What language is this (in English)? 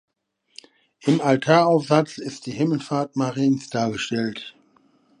German